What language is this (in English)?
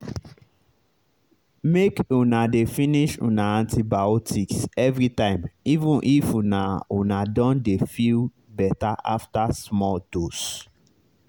Nigerian Pidgin